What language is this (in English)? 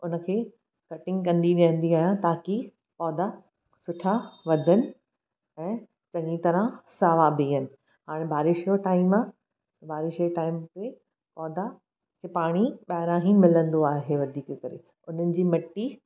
Sindhi